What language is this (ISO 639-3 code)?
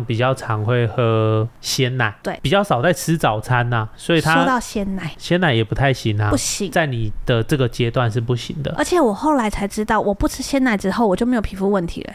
zho